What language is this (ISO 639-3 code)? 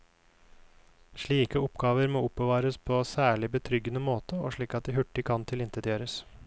nor